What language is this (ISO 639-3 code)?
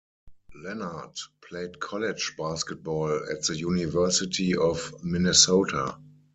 eng